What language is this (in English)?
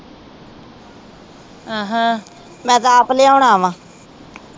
Punjabi